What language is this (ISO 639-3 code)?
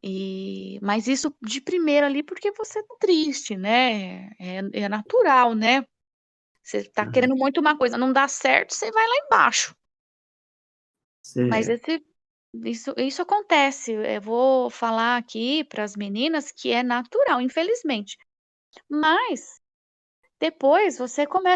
por